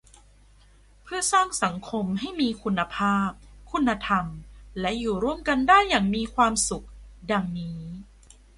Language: Thai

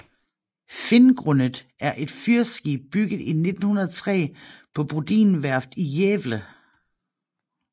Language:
Danish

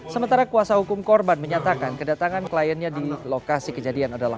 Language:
Indonesian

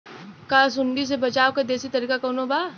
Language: Bhojpuri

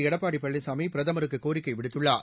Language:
Tamil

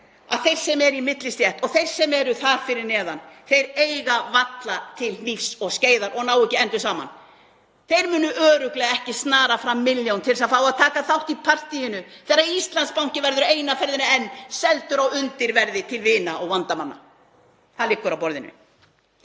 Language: Icelandic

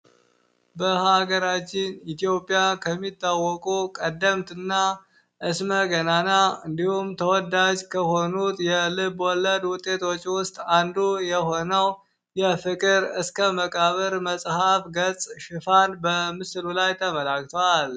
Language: Amharic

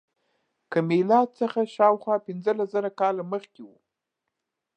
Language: Pashto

